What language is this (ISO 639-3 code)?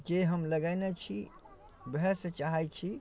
mai